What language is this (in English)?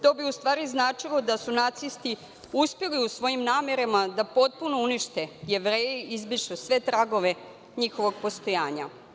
Serbian